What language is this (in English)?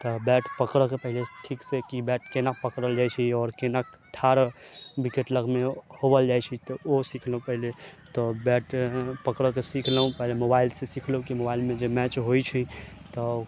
Maithili